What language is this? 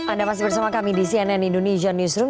Indonesian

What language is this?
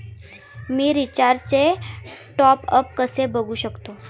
Marathi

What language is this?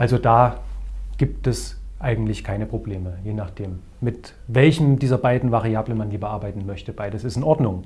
German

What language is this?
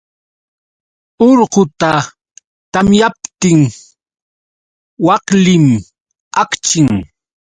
Yauyos Quechua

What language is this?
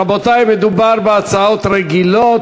Hebrew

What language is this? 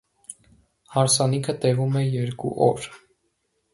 Armenian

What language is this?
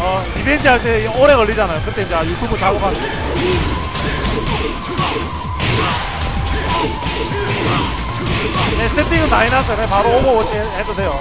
Korean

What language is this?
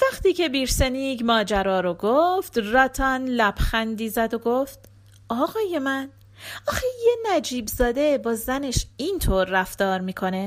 Persian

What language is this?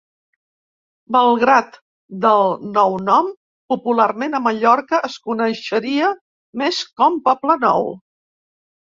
Catalan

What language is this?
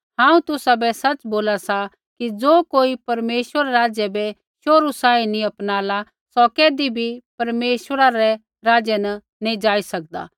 Kullu Pahari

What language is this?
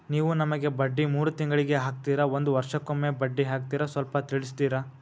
Kannada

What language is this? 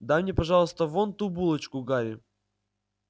Russian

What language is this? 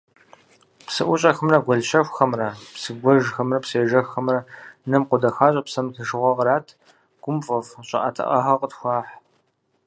Kabardian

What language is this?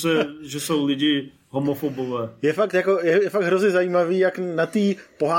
Czech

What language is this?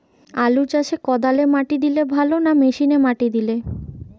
Bangla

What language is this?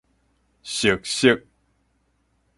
Min Nan Chinese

